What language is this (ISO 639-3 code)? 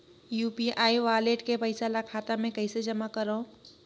hne